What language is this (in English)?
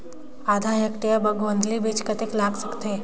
Chhattisgarhi